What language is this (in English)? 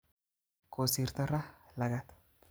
Kalenjin